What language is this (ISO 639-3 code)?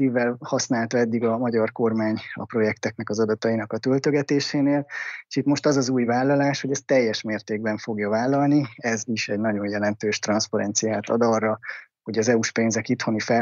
hun